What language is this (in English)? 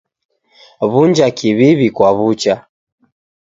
Taita